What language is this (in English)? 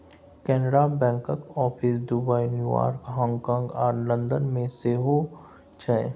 Maithili